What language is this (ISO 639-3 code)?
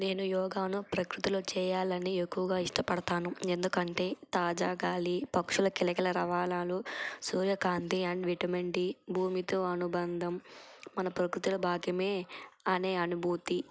tel